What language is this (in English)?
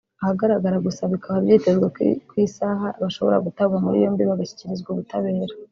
Kinyarwanda